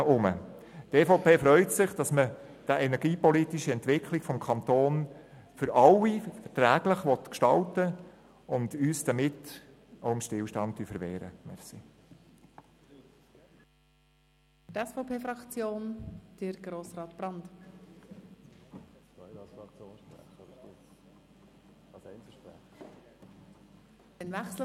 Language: Swiss German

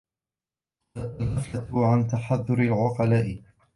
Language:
Arabic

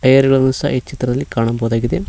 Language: Kannada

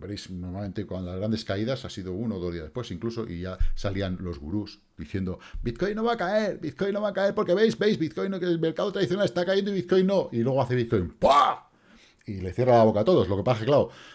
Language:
Spanish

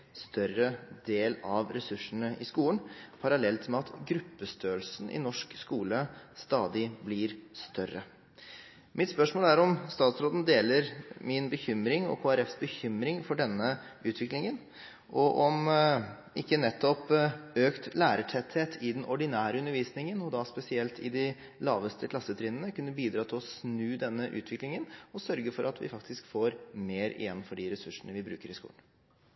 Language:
Norwegian Bokmål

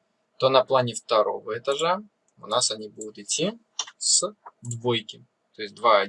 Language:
Russian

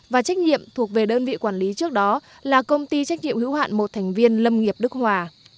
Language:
Vietnamese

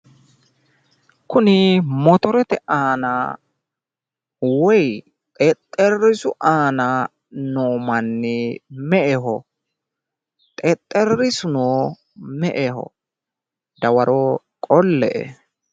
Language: Sidamo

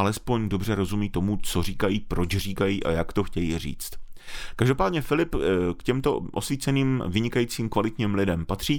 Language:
Czech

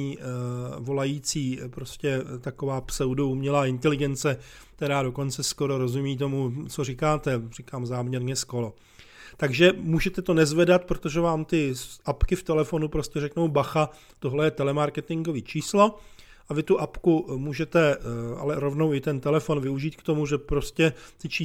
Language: Czech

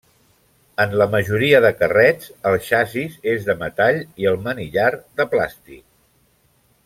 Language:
Catalan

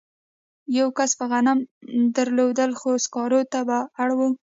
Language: Pashto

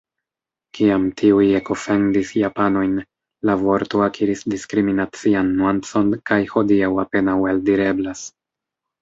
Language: Esperanto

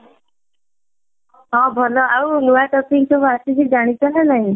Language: Odia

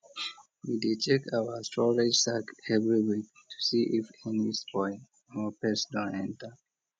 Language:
Nigerian Pidgin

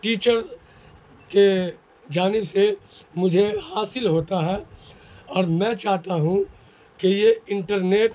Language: Urdu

